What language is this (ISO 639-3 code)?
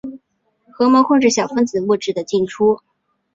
zho